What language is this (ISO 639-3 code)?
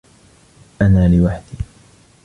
ara